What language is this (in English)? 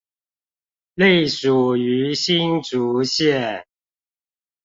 Chinese